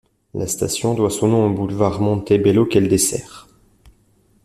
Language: French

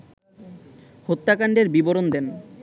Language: Bangla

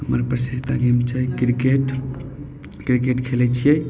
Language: Maithili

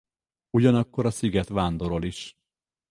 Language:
Hungarian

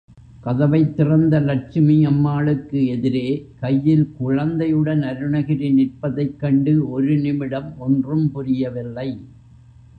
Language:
Tamil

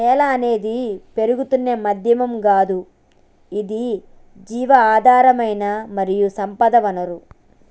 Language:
Telugu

